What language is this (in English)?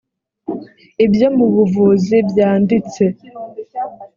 Kinyarwanda